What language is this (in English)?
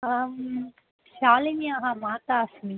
Sanskrit